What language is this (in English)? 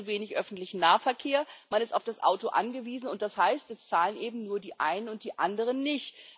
German